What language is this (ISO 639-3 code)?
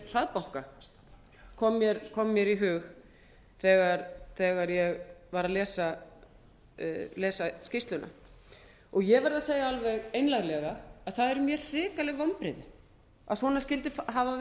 isl